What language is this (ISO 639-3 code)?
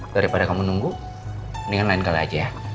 ind